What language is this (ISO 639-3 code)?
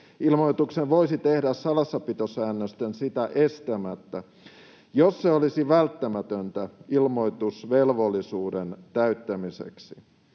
fin